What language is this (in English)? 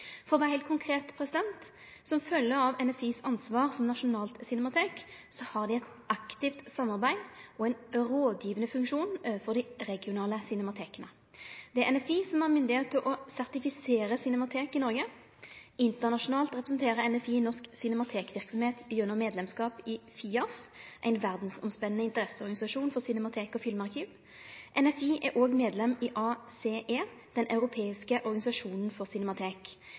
Norwegian Nynorsk